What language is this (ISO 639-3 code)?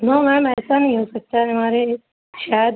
urd